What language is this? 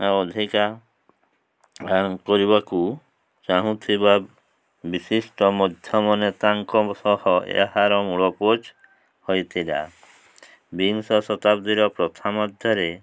Odia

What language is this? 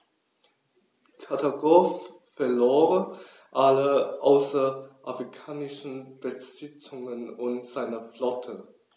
German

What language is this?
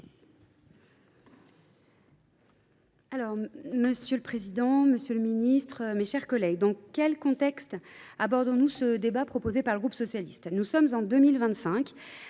French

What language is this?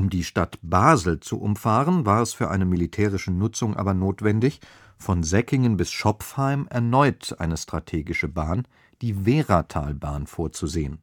German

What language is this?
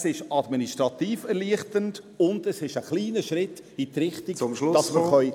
Swiss German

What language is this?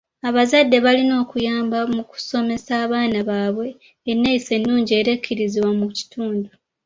Ganda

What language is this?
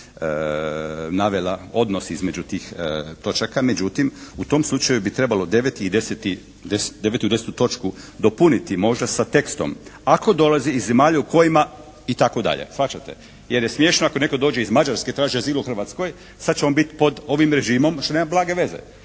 Croatian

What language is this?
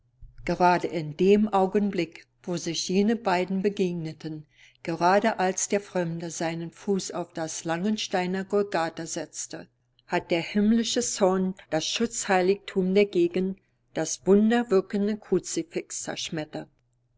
German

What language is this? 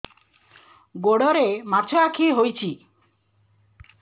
Odia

